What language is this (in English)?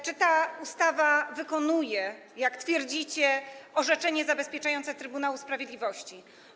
Polish